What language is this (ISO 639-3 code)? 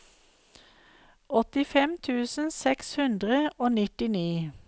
nor